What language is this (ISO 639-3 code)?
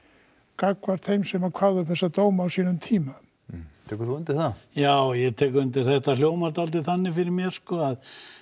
isl